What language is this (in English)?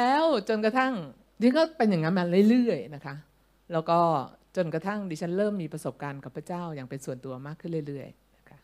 Thai